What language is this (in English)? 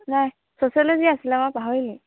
Assamese